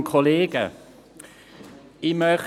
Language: Swiss German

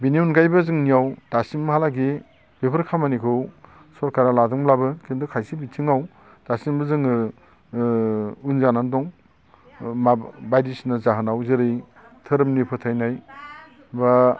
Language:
Bodo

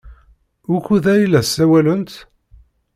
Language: Kabyle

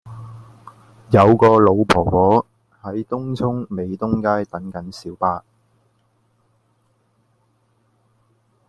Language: Cantonese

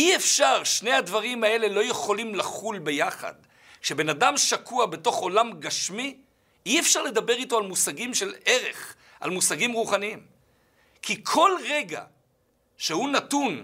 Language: Hebrew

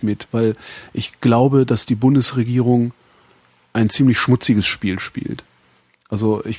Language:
German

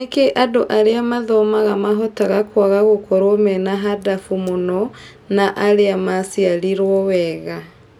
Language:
Kikuyu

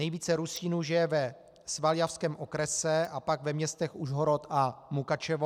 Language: Czech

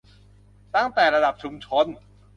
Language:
Thai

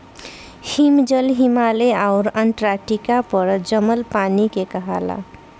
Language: Bhojpuri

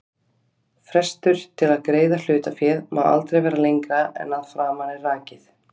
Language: Icelandic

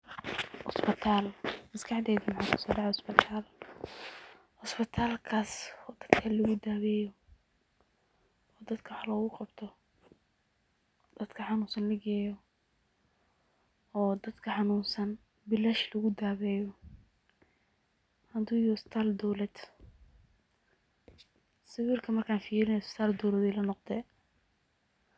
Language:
Somali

